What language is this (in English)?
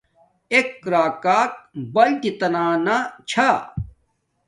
Domaaki